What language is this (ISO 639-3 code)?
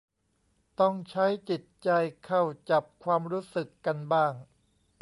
tha